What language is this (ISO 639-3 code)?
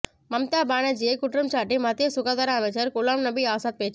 tam